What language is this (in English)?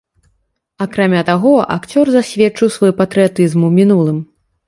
Belarusian